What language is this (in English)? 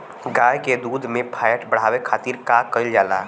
Bhojpuri